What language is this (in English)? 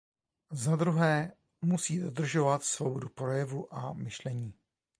Czech